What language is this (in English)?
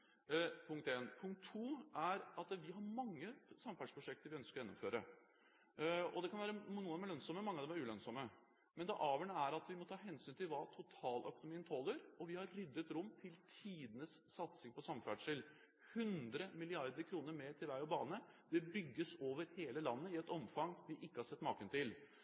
Norwegian Bokmål